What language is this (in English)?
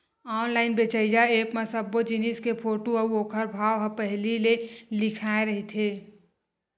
Chhattisgarhi